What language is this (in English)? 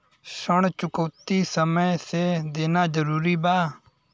Bhojpuri